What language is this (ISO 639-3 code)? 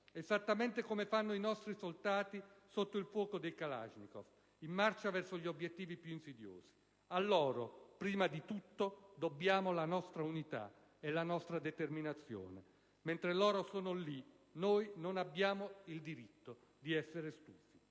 ita